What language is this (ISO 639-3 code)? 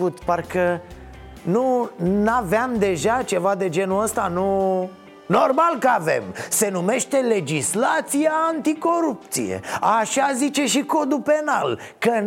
ron